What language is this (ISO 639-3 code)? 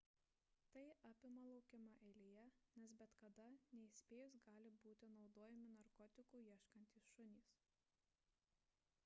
lit